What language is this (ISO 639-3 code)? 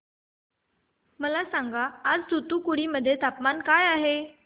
mar